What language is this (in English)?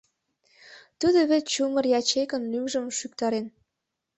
Mari